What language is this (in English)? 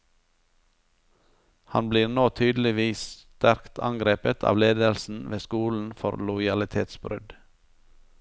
Norwegian